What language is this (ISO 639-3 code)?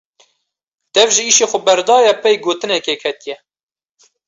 kur